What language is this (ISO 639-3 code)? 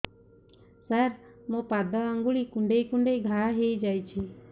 ori